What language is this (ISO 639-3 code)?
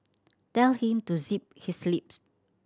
eng